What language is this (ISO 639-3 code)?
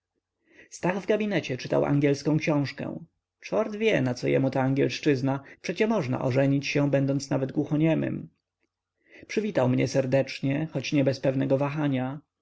pol